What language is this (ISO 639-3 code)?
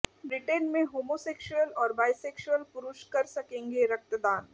hin